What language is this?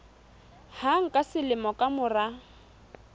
Southern Sotho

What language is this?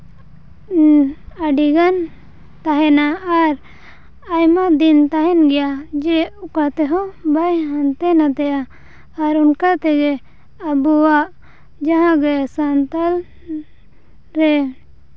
Santali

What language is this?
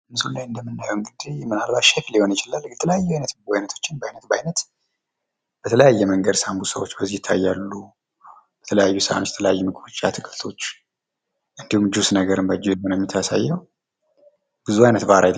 Amharic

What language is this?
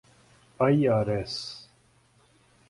Urdu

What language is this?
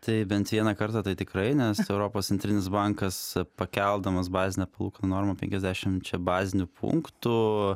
Lithuanian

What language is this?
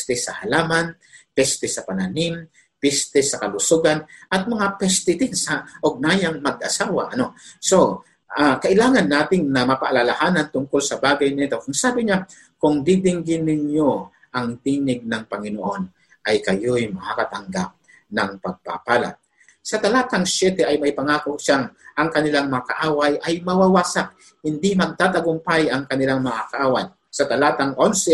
Filipino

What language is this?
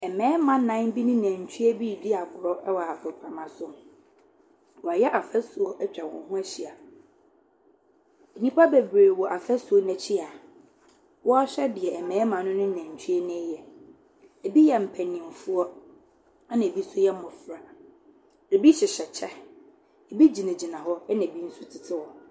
Akan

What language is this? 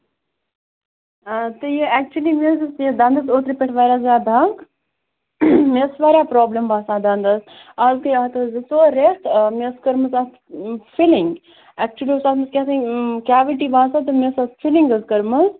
Kashmiri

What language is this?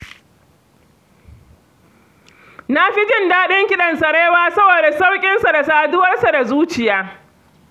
Hausa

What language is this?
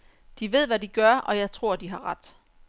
Danish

